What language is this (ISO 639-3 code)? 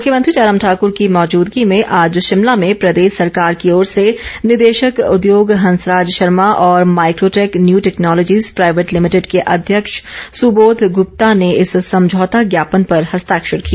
hin